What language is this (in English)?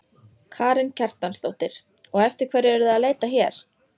Icelandic